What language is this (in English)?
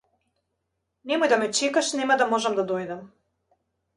Macedonian